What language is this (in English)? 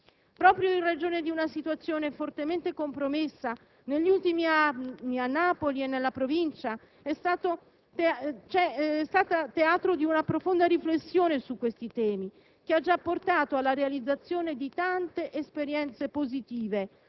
Italian